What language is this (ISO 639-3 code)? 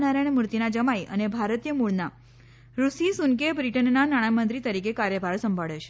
guj